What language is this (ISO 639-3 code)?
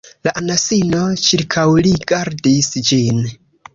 epo